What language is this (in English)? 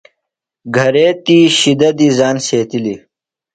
Phalura